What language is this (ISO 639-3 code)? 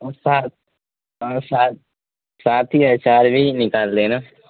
urd